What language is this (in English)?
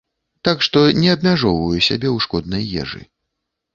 Belarusian